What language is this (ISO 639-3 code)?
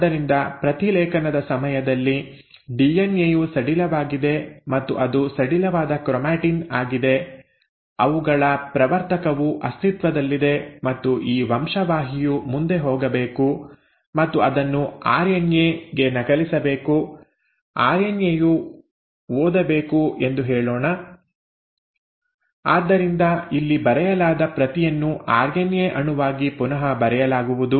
kan